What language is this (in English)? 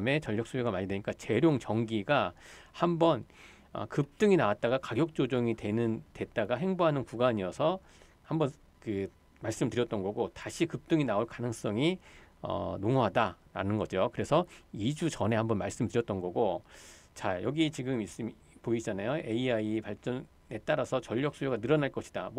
Korean